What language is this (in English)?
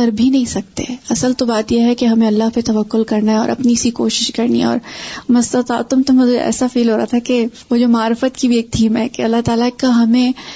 Urdu